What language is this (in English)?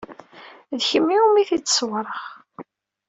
Kabyle